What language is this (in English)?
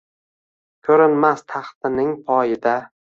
Uzbek